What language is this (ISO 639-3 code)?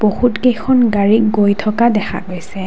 asm